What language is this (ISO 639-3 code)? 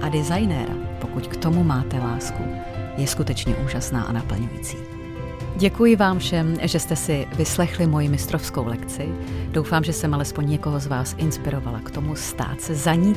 ces